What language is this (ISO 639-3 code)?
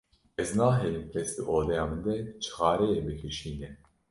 kur